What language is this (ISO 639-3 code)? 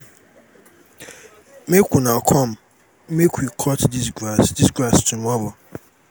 pcm